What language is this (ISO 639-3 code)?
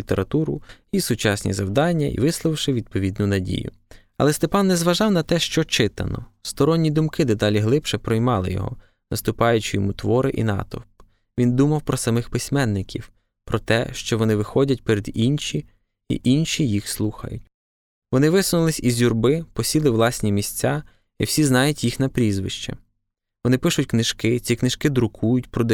ukr